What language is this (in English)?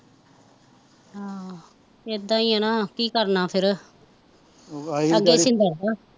Punjabi